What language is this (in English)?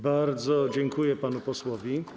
Polish